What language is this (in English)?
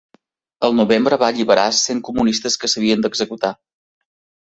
Catalan